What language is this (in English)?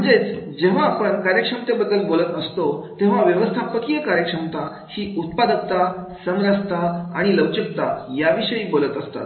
Marathi